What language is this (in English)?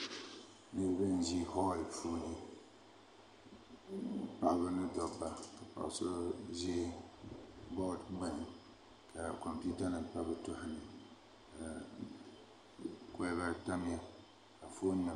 Dagbani